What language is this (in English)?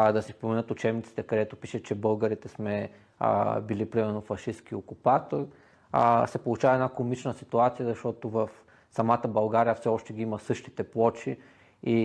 Bulgarian